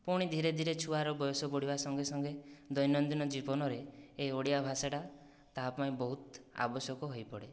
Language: Odia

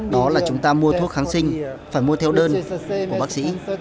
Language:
Vietnamese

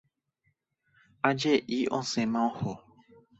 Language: Guarani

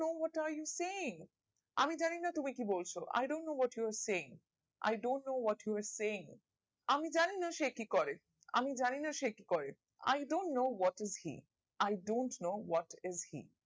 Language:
Bangla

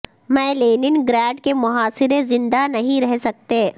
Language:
Urdu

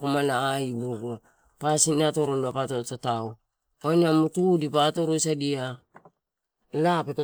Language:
Torau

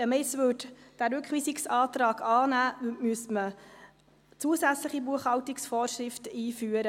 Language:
Swiss German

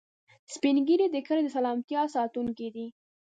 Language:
Pashto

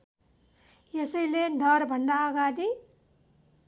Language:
Nepali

